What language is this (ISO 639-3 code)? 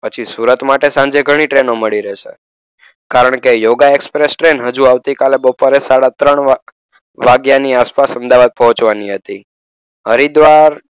guj